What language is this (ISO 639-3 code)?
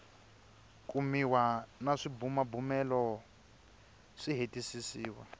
tso